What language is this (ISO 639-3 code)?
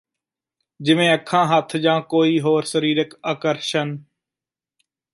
pan